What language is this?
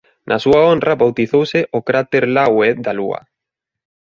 Galician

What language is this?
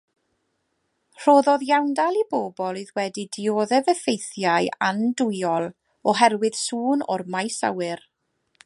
Welsh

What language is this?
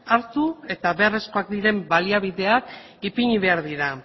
Basque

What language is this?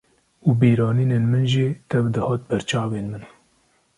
Kurdish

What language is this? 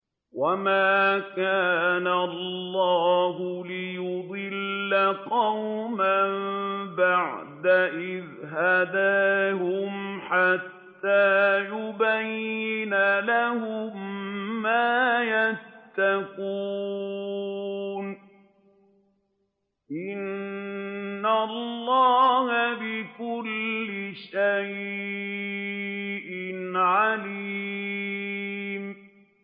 Arabic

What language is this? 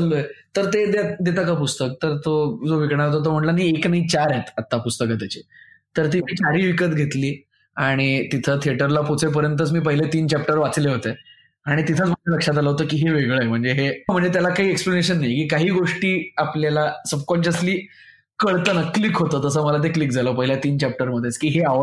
Marathi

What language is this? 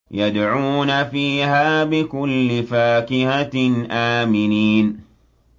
Arabic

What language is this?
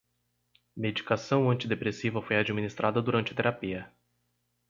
Portuguese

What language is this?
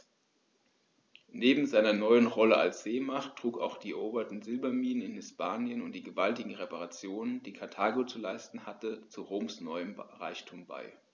German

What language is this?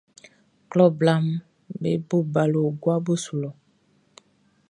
Baoulé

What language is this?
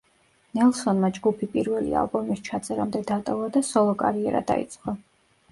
Georgian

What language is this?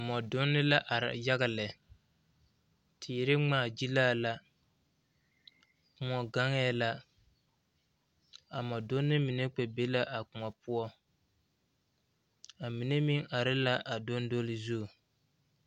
Southern Dagaare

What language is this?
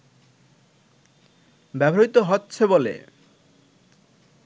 Bangla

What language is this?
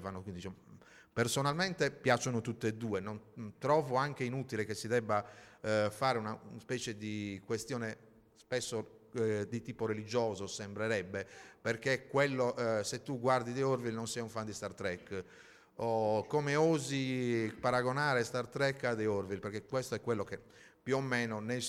Italian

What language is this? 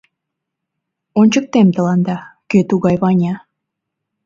Mari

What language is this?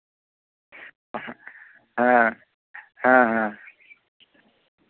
Santali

